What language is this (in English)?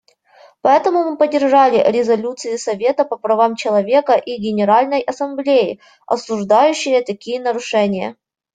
Russian